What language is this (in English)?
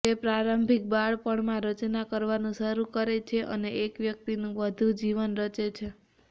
Gujarati